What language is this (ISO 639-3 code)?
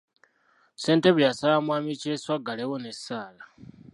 lug